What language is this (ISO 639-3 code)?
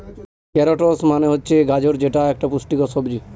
ben